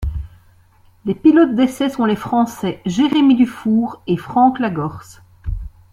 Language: French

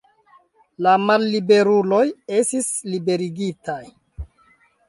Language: Esperanto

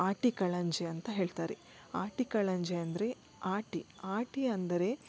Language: Kannada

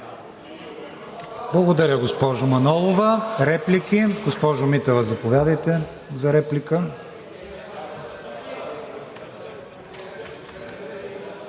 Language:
Bulgarian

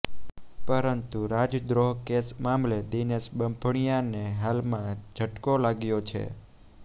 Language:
Gujarati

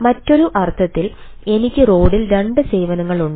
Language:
Malayalam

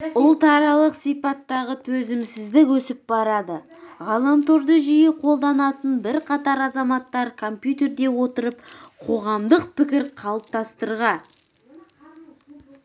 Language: Kazakh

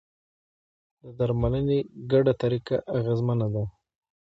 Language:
Pashto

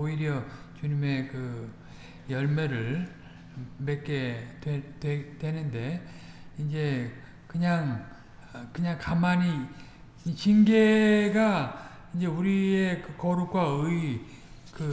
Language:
Korean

